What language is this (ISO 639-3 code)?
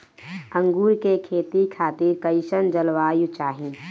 bho